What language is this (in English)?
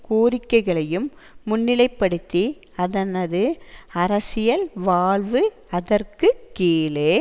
Tamil